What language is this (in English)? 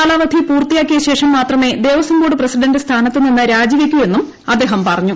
Malayalam